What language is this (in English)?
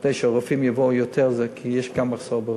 Hebrew